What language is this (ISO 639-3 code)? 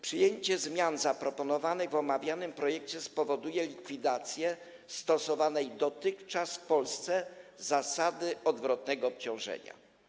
pol